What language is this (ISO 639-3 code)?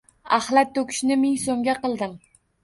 uzb